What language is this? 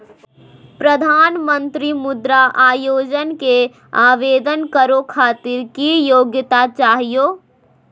Magahi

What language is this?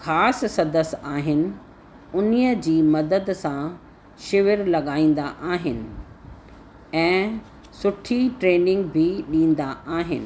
Sindhi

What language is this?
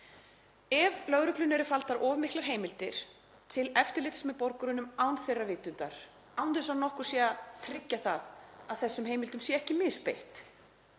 Icelandic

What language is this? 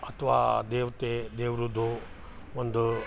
Kannada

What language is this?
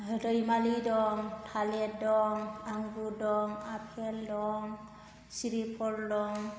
Bodo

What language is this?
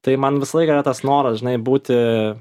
Lithuanian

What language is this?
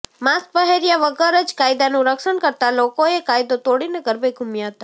Gujarati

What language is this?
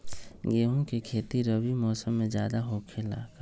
Magahi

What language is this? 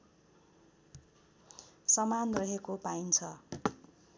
Nepali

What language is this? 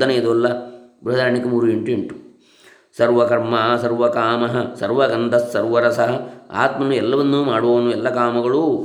Kannada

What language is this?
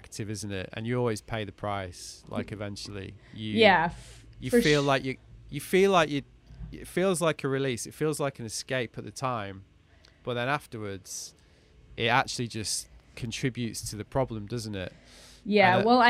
English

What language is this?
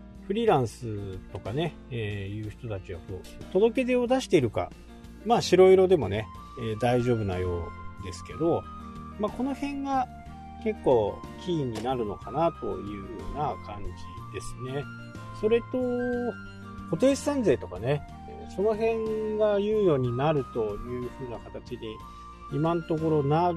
Japanese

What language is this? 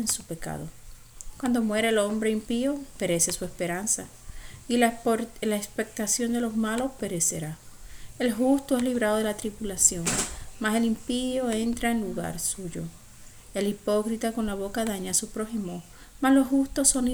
Spanish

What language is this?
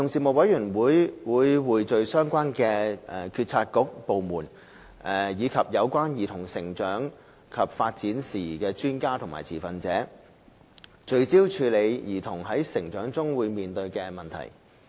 Cantonese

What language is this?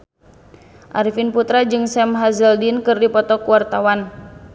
Sundanese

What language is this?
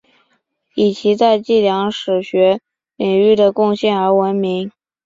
Chinese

